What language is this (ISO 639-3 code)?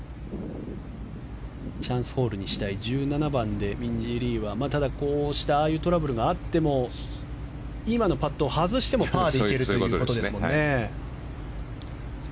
jpn